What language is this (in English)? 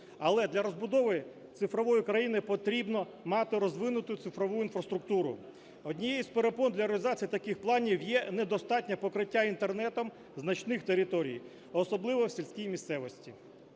Ukrainian